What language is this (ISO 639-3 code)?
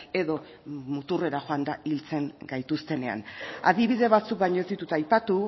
eus